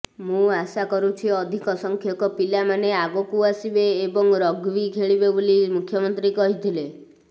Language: Odia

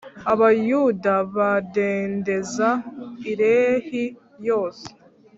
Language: Kinyarwanda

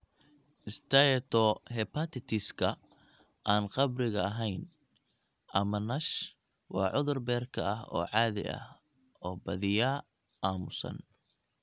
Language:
Somali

